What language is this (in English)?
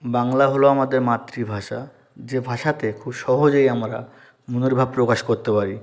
Bangla